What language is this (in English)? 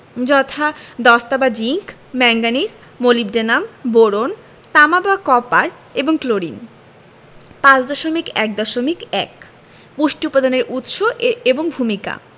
Bangla